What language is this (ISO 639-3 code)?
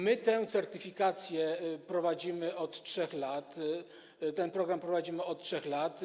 pol